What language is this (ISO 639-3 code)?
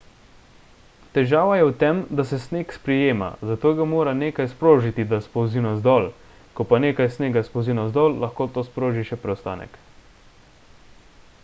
slv